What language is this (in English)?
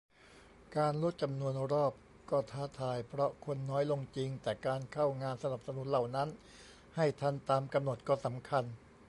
Thai